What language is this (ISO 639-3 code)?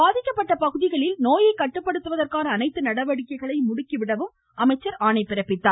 tam